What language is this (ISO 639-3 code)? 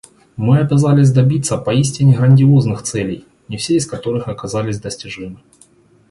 rus